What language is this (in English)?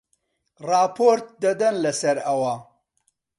Central Kurdish